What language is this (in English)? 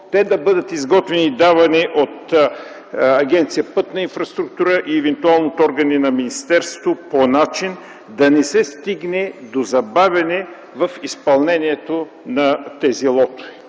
Bulgarian